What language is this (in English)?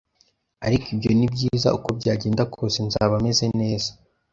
Kinyarwanda